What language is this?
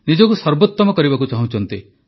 Odia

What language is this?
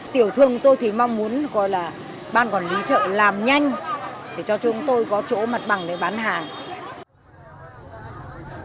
Vietnamese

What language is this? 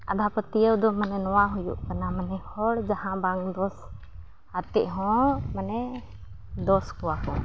Santali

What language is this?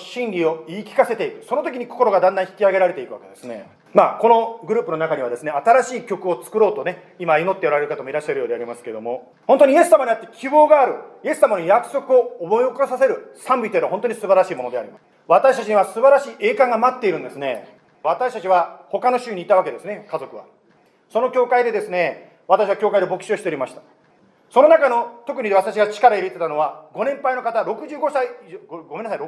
Japanese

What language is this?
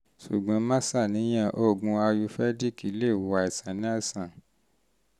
Yoruba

